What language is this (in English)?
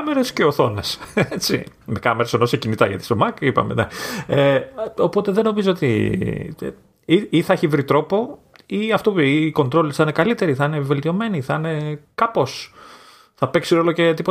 Greek